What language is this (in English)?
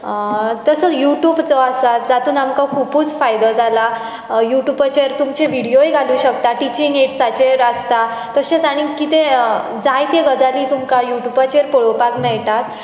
Konkani